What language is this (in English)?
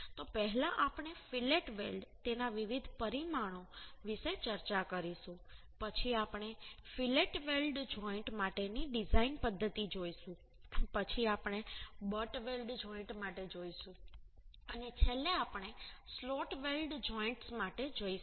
Gujarati